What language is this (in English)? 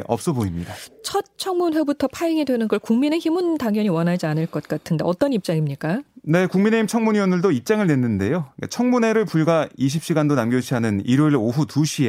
Korean